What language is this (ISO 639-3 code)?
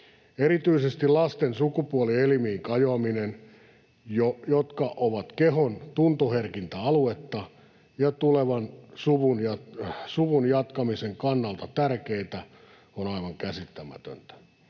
fin